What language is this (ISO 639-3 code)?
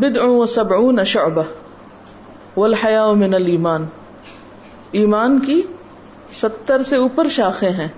urd